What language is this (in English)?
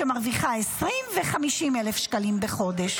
Hebrew